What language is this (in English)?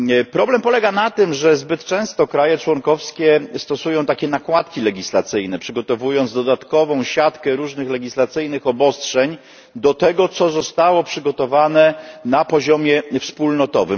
Polish